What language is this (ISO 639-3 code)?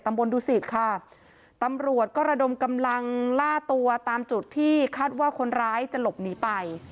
tha